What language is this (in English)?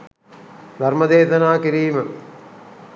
Sinhala